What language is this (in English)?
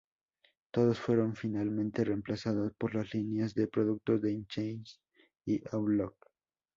Spanish